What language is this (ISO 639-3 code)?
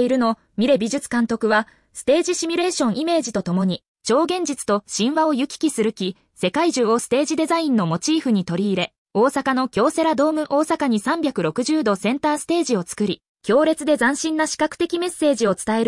jpn